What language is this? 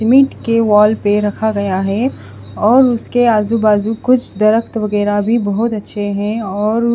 Hindi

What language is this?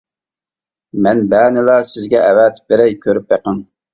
Uyghur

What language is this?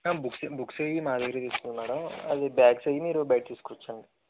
Telugu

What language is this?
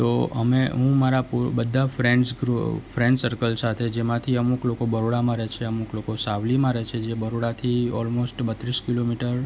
Gujarati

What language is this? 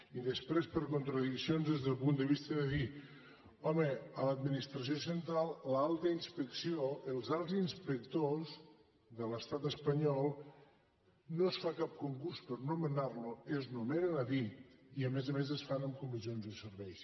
Catalan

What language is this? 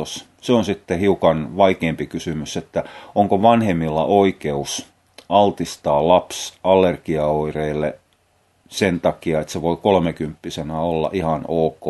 Finnish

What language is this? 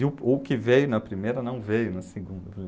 Portuguese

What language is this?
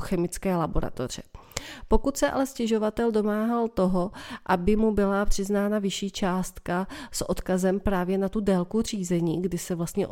Czech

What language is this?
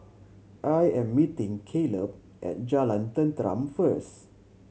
English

